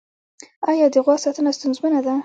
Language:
Pashto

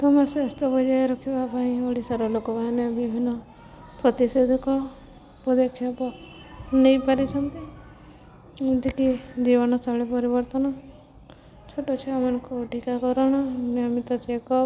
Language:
Odia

